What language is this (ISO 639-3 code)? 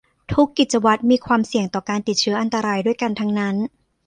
tha